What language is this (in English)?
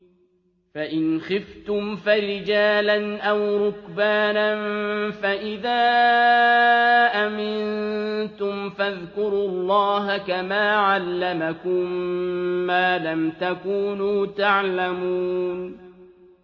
Arabic